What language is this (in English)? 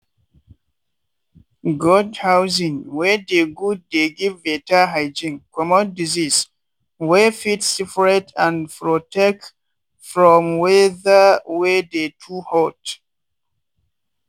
Nigerian Pidgin